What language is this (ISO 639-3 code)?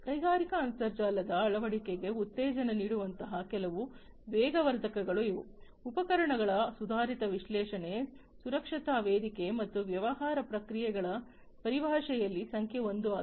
kan